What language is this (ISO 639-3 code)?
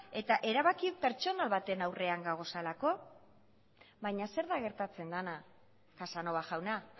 eus